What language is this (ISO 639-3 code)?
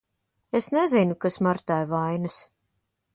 lav